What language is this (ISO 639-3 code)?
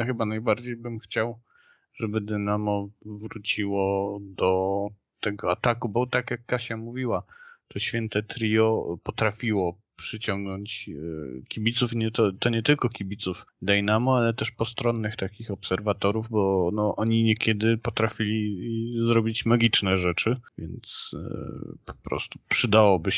pol